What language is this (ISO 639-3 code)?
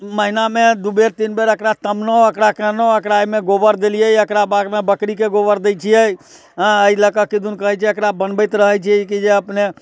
mai